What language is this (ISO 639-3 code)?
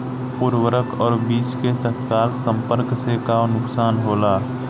bho